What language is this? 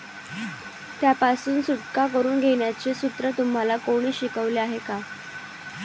Marathi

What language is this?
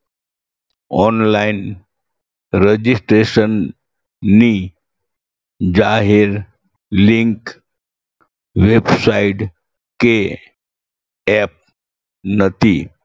Gujarati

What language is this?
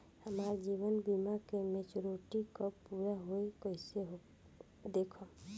Bhojpuri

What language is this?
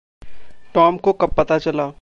Hindi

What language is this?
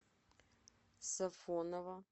Russian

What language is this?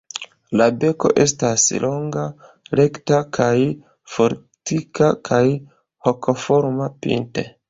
Esperanto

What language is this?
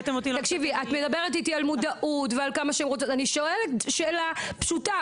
Hebrew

